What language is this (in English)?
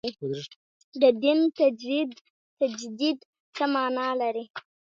Pashto